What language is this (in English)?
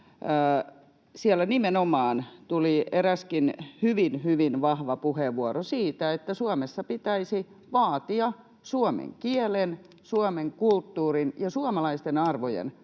Finnish